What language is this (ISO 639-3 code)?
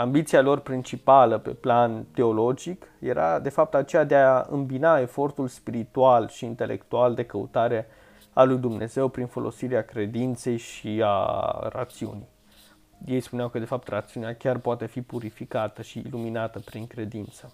ron